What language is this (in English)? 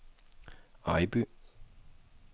Danish